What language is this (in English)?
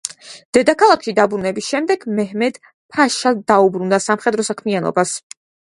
Georgian